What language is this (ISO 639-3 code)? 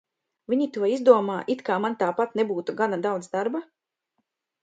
lav